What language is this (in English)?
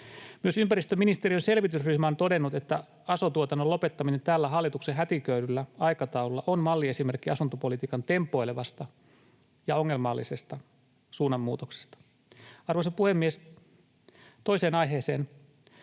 Finnish